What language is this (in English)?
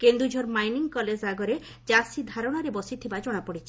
Odia